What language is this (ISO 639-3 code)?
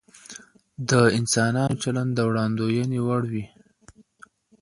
pus